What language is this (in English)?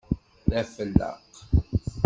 Kabyle